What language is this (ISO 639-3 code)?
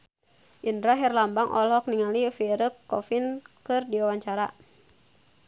sun